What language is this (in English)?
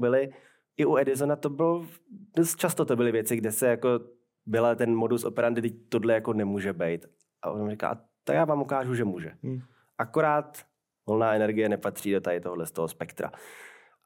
Czech